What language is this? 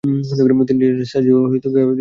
Bangla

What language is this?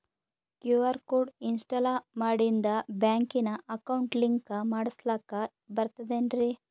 Kannada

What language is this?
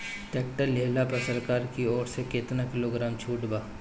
Bhojpuri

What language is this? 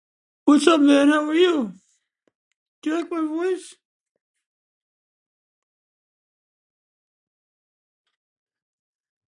English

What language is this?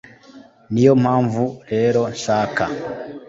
Kinyarwanda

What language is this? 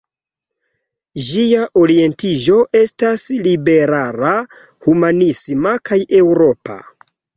Esperanto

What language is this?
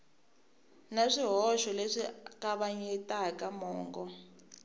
Tsonga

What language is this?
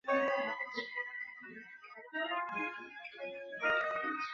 Chinese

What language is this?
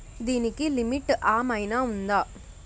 Telugu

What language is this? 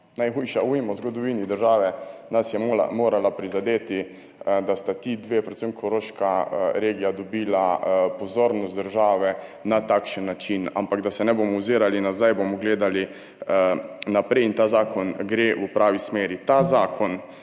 Slovenian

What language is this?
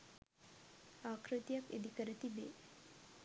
Sinhala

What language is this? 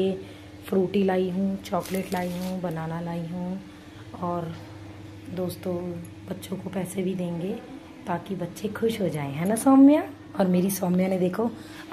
Hindi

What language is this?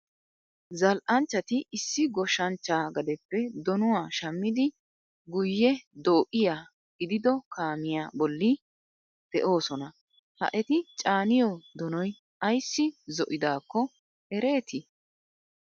Wolaytta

